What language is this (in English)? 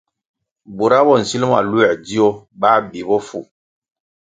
Kwasio